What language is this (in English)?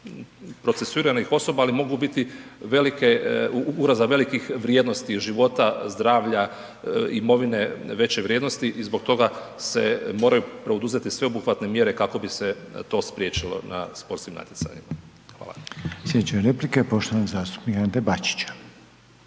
Croatian